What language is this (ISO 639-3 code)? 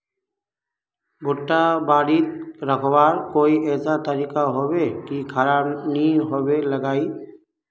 mag